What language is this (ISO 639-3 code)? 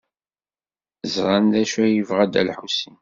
kab